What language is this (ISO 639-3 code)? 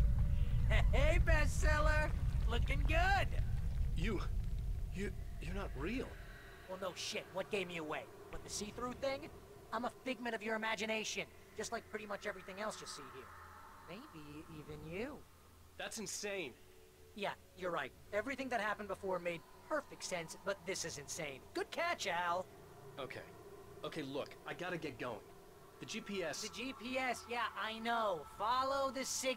rus